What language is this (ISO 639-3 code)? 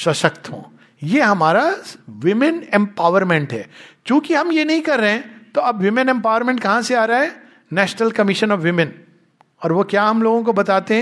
hin